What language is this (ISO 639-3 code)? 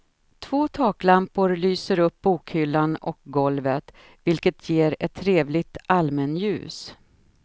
swe